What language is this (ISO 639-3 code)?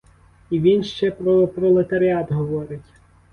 ukr